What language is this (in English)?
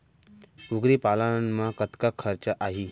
Chhattisgarhi